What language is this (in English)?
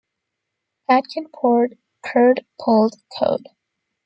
English